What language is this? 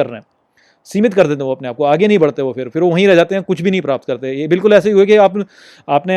Hindi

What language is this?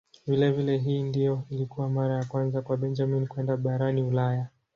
Swahili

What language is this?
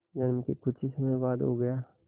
Hindi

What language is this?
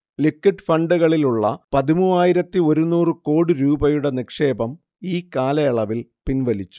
Malayalam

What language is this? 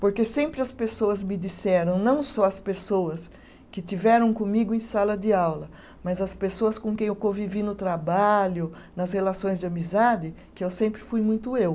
Portuguese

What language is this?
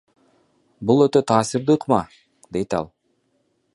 Kyrgyz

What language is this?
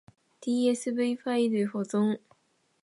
Japanese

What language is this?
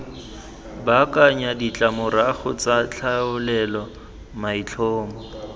Tswana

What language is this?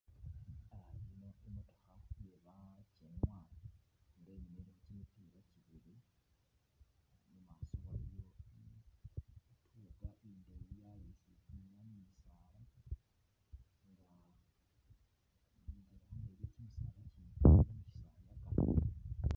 Masaaba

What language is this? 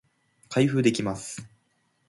Japanese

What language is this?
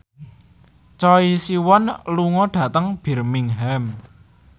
Javanese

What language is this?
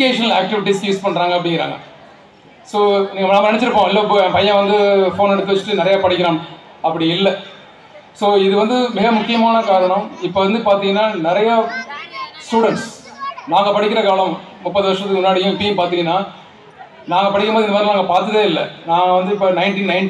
Arabic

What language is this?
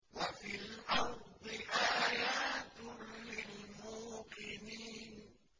Arabic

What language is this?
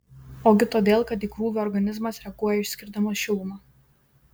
Lithuanian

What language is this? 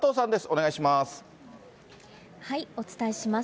Japanese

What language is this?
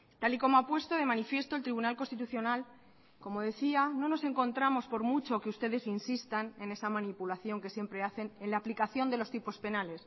Spanish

